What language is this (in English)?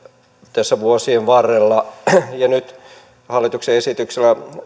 Finnish